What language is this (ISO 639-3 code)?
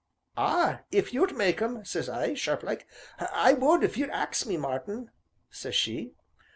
eng